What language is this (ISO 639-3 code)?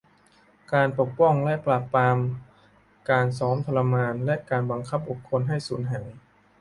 tha